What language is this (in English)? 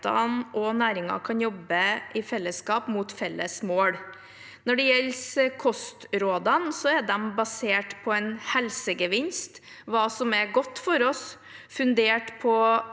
Norwegian